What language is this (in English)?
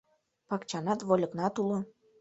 Mari